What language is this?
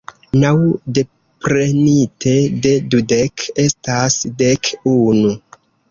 Esperanto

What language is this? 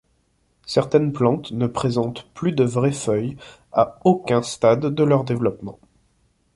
French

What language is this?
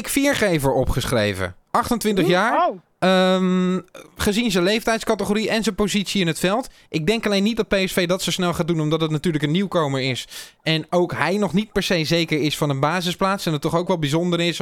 Dutch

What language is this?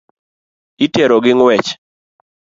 Luo (Kenya and Tanzania)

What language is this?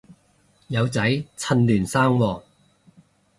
Cantonese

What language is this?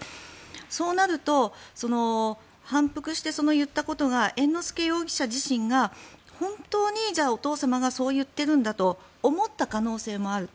Japanese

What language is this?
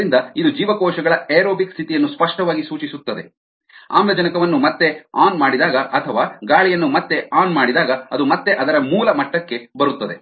Kannada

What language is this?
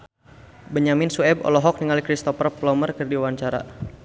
Sundanese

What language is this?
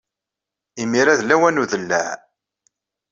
Kabyle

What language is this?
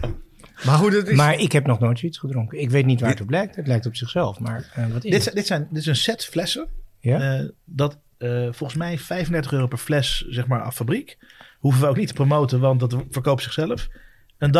Dutch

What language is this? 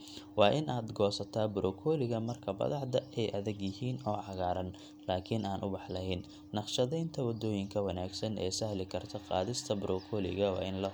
Somali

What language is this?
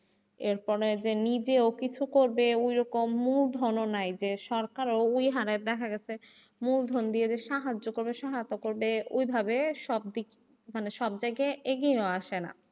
Bangla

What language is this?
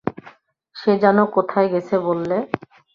Bangla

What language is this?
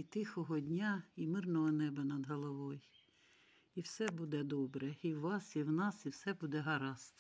Ukrainian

